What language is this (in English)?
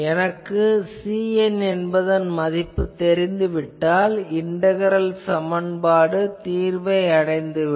Tamil